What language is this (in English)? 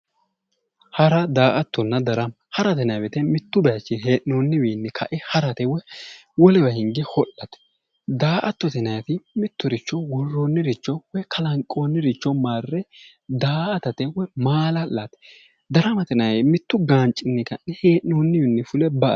Sidamo